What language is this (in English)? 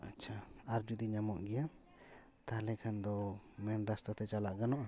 Santali